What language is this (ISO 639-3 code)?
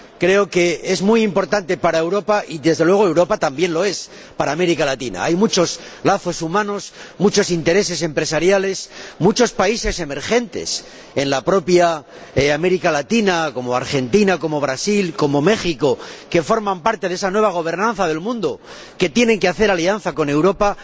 spa